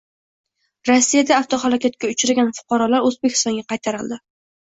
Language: Uzbek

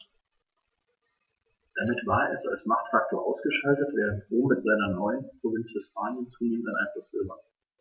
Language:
German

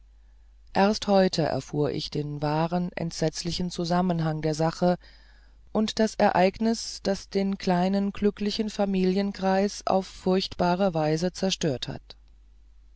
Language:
German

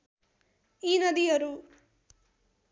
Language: Nepali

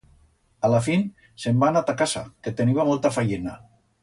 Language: Aragonese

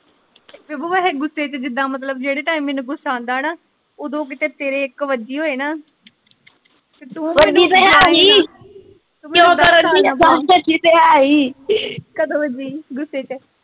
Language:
Punjabi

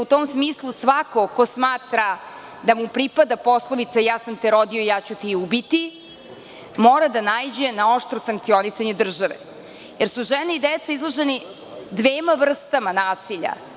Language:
Serbian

